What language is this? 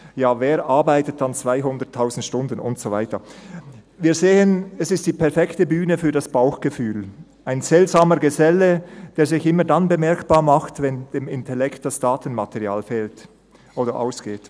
Swiss German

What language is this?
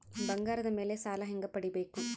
Kannada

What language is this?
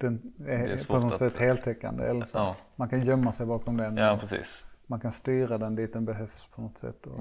Swedish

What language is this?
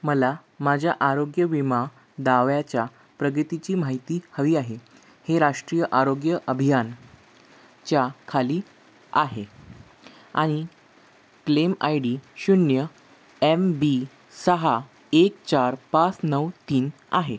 Marathi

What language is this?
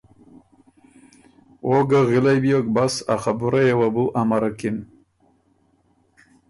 Ormuri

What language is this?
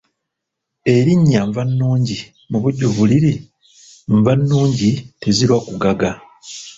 Ganda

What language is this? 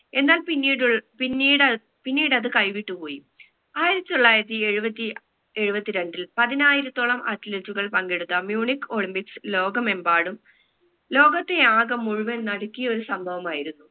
Malayalam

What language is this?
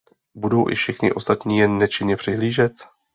Czech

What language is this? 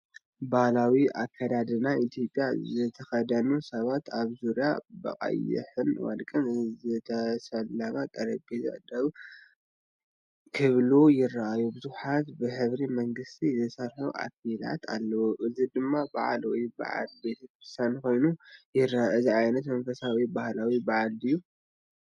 Tigrinya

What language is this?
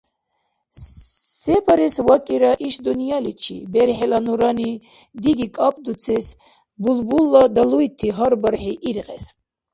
Dargwa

